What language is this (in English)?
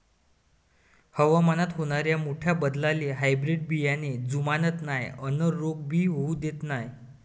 Marathi